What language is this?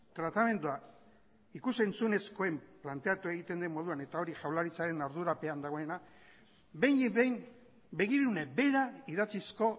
Basque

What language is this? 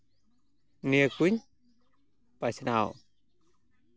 Santali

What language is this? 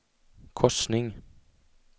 Swedish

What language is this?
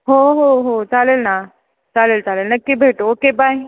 Marathi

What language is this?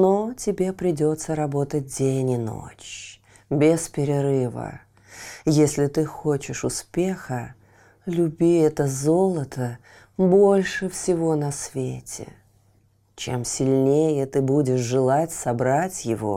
Russian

